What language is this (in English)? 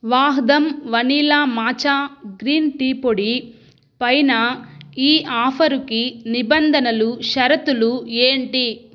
Telugu